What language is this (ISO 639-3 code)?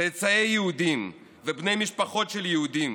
heb